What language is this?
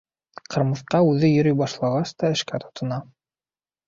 Bashkir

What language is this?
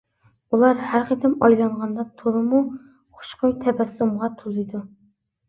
Uyghur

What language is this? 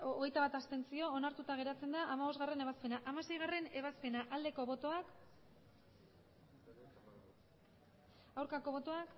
Basque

